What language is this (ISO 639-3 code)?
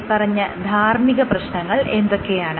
mal